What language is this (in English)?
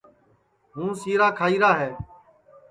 Sansi